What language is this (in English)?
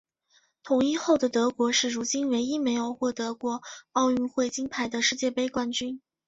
Chinese